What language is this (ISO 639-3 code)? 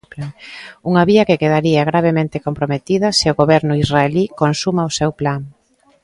glg